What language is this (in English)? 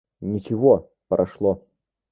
Russian